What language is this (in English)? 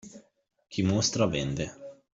Italian